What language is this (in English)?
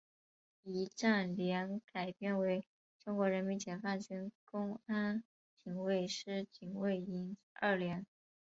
Chinese